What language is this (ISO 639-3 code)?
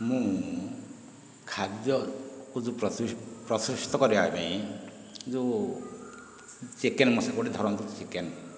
ori